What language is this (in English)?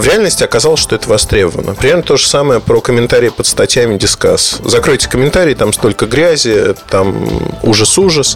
Russian